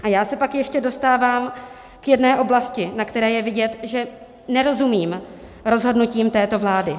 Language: Czech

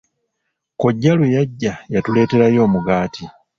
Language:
Ganda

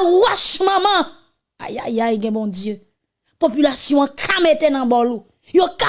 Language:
French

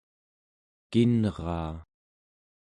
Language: Central Yupik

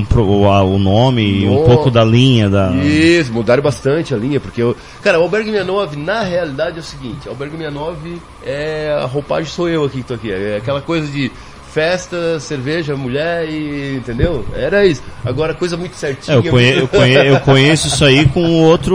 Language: Portuguese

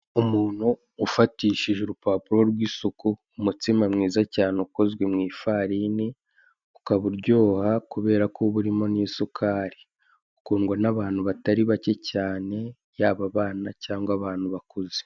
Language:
Kinyarwanda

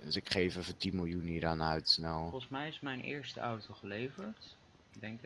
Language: Dutch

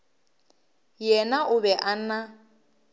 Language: Northern Sotho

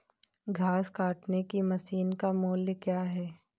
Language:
Hindi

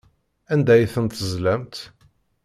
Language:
Kabyle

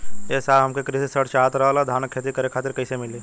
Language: Bhojpuri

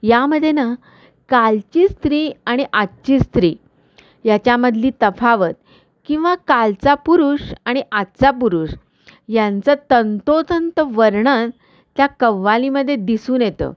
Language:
Marathi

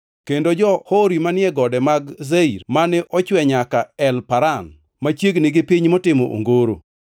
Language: Luo (Kenya and Tanzania)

